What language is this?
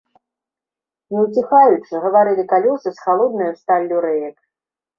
Belarusian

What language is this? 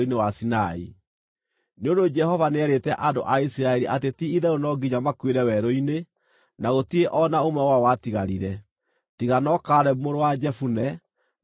Kikuyu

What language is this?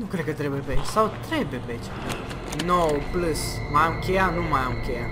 Romanian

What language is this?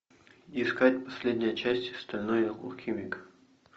Russian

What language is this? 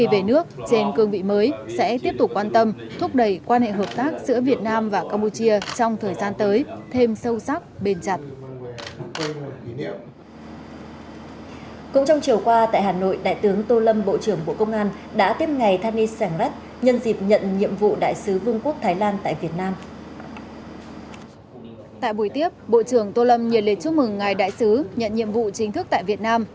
Vietnamese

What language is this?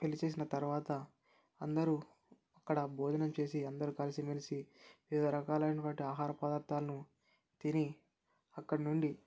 Telugu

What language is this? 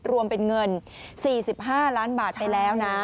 Thai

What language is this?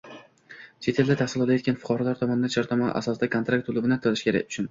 Uzbek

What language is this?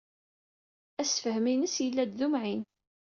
Kabyle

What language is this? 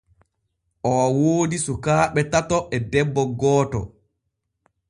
Borgu Fulfulde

